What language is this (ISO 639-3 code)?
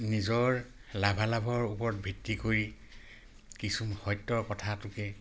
asm